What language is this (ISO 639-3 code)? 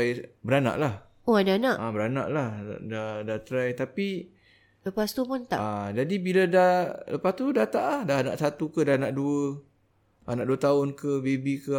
msa